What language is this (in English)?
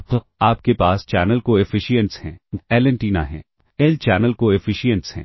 Hindi